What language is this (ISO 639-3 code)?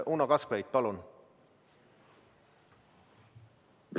est